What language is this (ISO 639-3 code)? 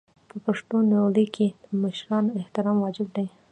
pus